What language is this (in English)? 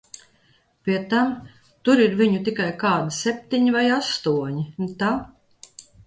Latvian